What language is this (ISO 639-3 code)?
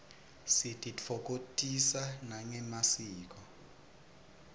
ssw